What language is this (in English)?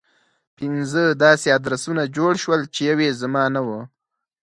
Pashto